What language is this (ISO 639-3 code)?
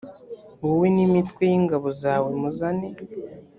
kin